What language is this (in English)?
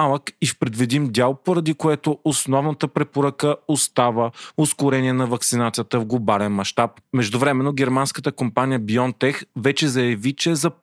Bulgarian